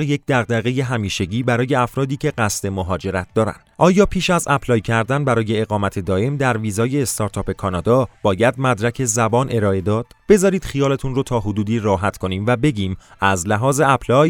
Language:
Persian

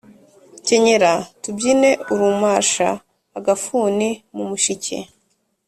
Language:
Kinyarwanda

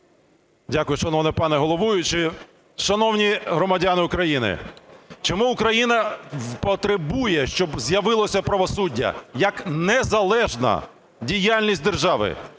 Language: Ukrainian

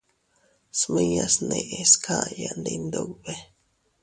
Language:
Teutila Cuicatec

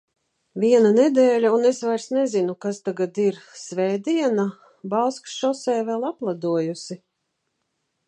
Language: Latvian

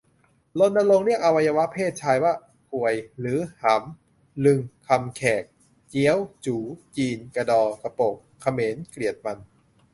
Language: Thai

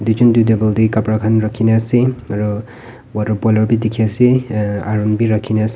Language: Naga Pidgin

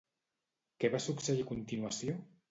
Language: Catalan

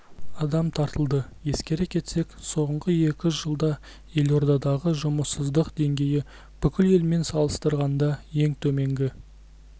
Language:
Kazakh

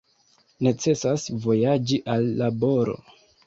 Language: Esperanto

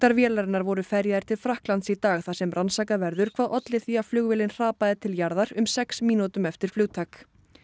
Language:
Icelandic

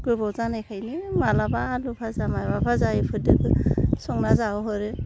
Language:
Bodo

